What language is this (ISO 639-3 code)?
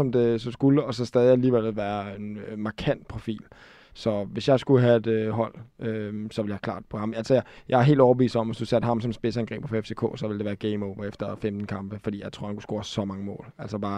dan